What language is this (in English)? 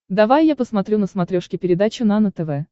Russian